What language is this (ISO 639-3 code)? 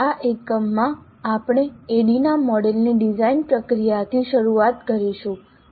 guj